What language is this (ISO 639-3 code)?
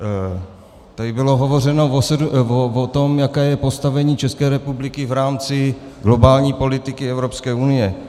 ces